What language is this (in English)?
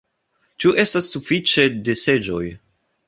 Esperanto